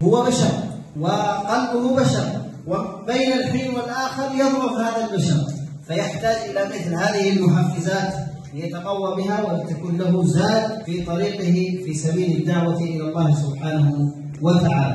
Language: Arabic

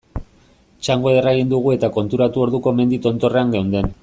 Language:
Basque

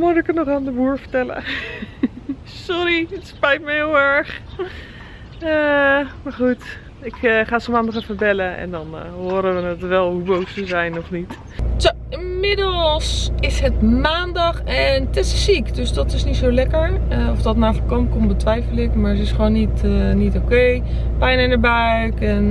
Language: Dutch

